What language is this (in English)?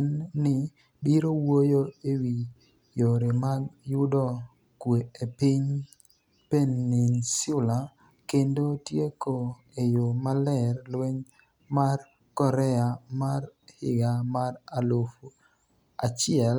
Luo (Kenya and Tanzania)